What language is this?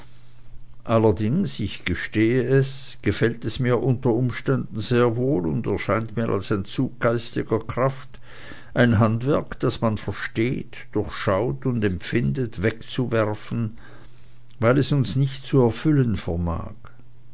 German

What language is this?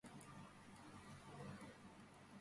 Georgian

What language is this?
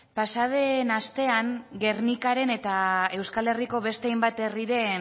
Basque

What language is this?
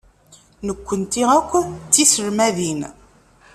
Kabyle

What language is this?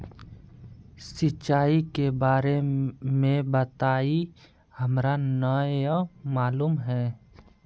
Magahi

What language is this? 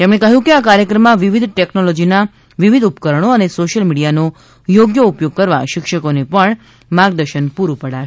Gujarati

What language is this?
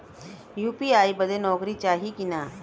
Bhojpuri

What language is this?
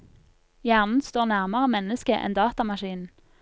Norwegian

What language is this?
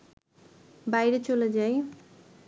Bangla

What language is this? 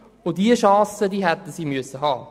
Swiss German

